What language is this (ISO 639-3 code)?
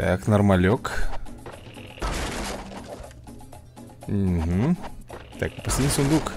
rus